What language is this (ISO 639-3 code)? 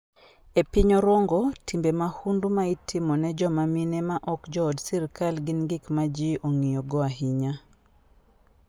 luo